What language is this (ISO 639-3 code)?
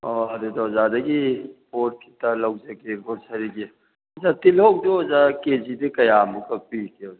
mni